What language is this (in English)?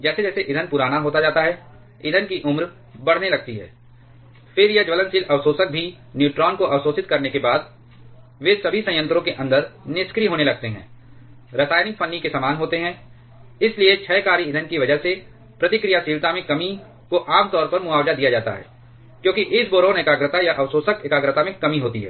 Hindi